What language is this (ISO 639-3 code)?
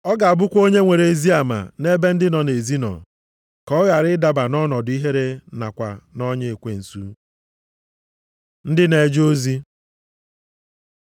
ibo